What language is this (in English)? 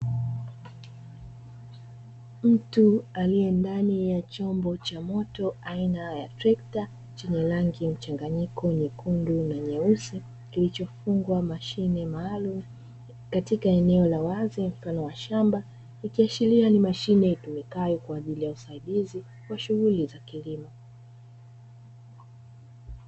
Swahili